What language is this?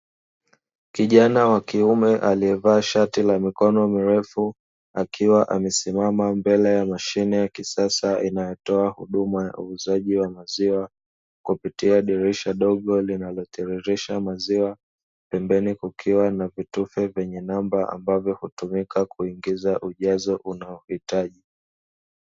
Swahili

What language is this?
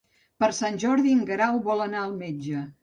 Catalan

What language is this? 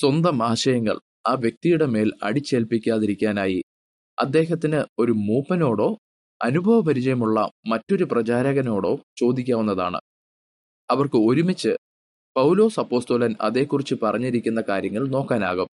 Malayalam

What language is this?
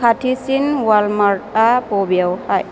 Bodo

